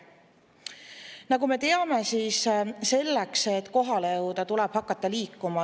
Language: Estonian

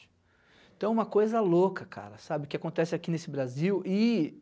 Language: Portuguese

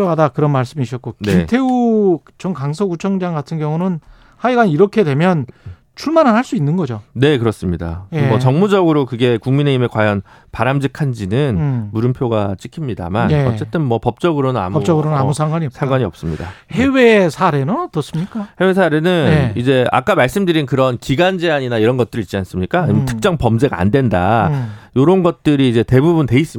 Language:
Korean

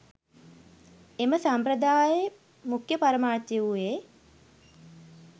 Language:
Sinhala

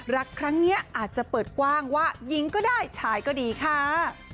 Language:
Thai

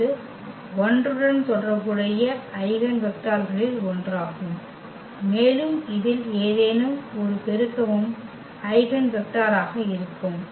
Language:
Tamil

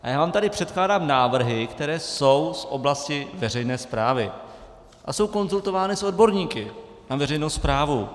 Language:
Czech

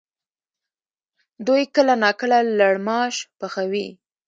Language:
Pashto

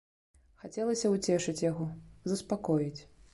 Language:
Belarusian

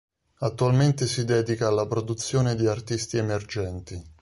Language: Italian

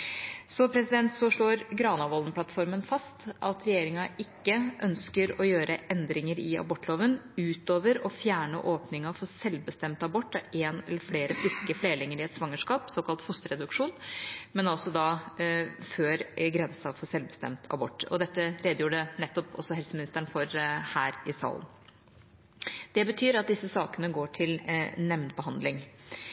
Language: Norwegian Bokmål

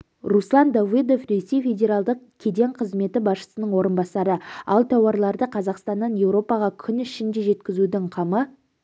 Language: Kazakh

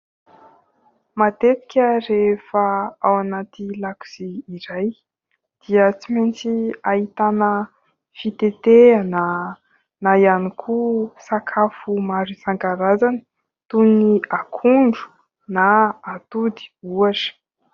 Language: Malagasy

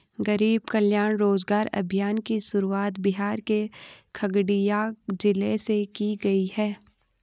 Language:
Hindi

